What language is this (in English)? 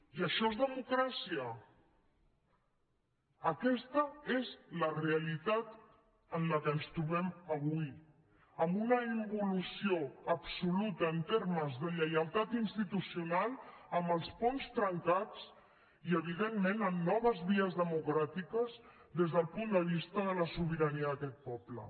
Catalan